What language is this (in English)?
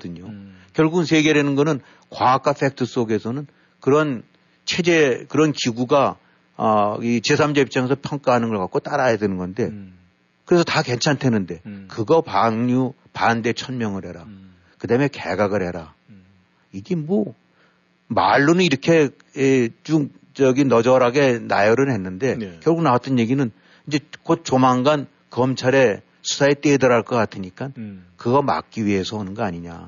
Korean